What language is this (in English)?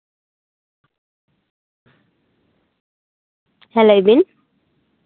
Santali